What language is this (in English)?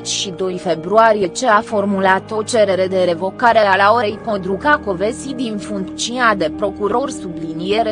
Romanian